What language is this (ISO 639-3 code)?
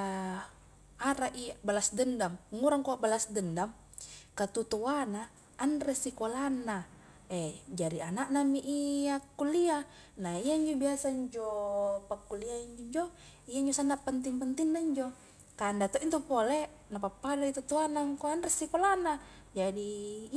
kjk